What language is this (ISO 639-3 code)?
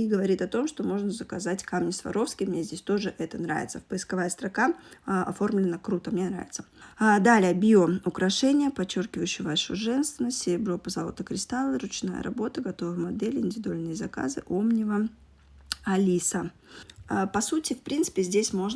rus